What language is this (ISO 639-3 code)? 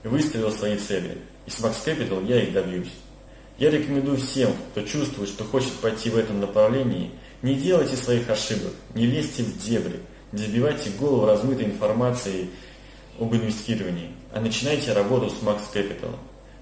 rus